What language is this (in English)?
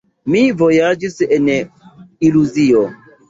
Esperanto